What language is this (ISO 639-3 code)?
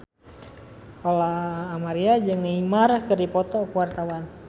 sun